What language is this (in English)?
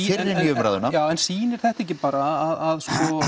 Icelandic